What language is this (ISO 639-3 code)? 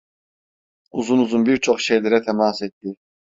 tur